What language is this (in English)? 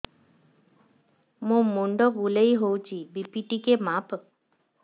Odia